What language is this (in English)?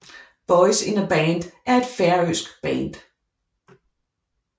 Danish